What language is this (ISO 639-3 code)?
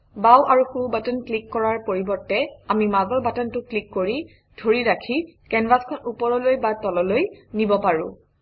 asm